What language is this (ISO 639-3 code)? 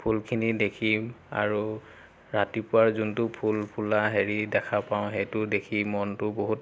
asm